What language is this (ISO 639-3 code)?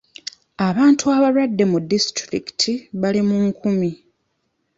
lug